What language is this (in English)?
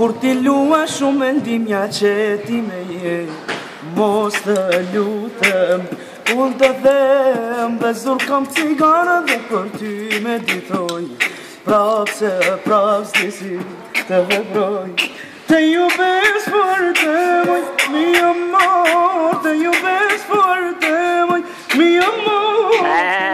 Romanian